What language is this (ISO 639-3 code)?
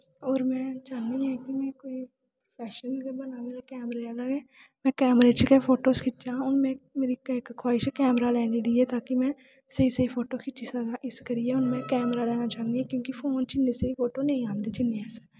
doi